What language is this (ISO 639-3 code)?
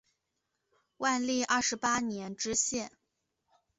zho